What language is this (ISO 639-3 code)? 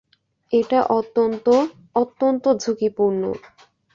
ben